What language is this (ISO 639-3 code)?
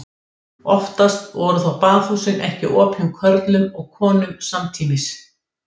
isl